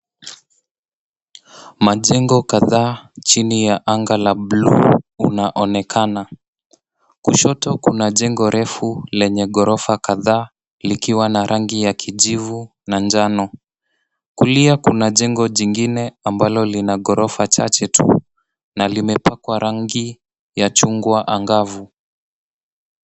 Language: Swahili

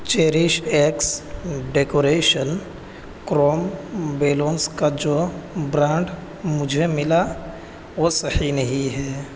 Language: Urdu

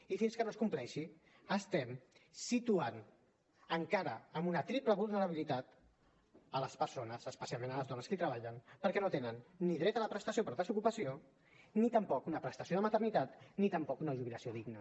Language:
Catalan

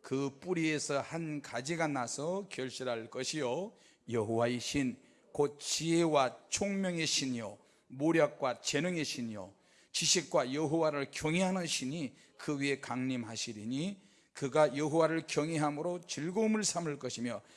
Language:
Korean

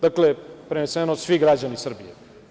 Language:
Serbian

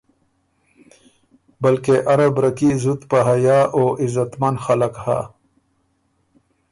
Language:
Ormuri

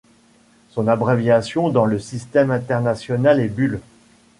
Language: French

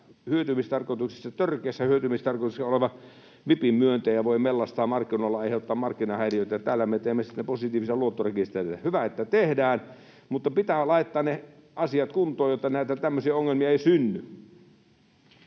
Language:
Finnish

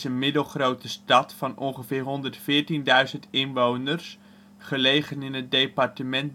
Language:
Dutch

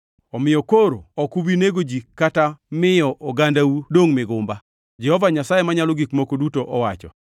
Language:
Luo (Kenya and Tanzania)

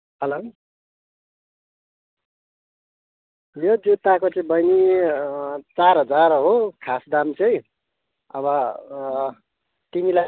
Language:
Nepali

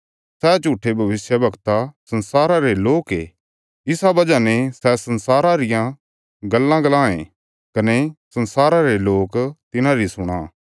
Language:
Bilaspuri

